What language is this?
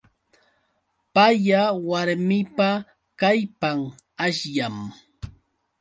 Yauyos Quechua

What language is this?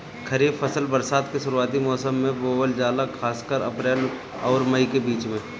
Bhojpuri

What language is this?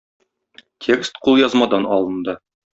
Tatar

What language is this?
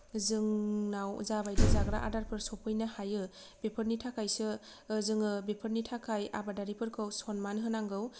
Bodo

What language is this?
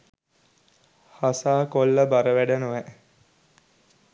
Sinhala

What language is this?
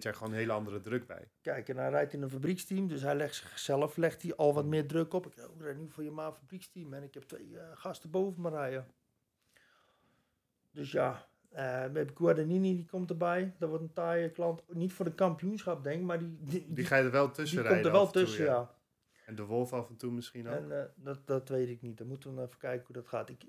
Dutch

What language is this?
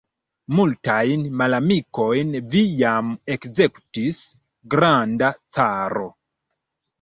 Esperanto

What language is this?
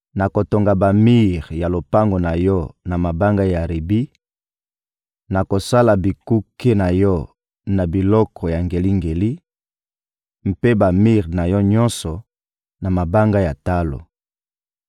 Lingala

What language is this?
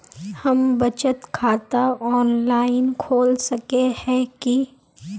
Magahi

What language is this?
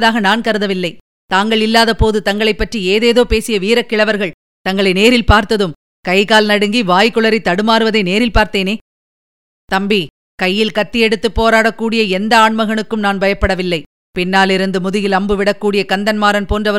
Tamil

